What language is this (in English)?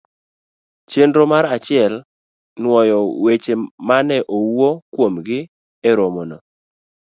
Luo (Kenya and Tanzania)